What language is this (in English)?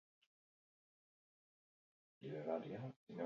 Basque